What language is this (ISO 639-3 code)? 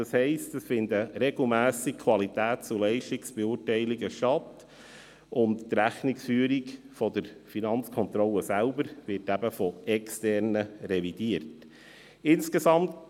gsw